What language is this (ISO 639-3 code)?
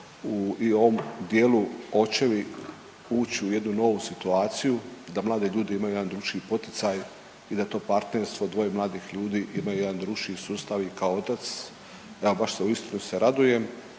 hrv